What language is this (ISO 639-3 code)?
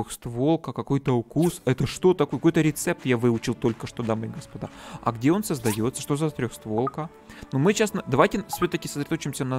rus